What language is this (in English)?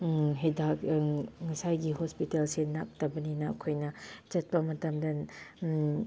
Manipuri